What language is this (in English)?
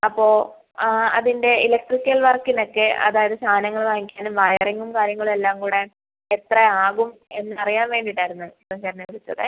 Malayalam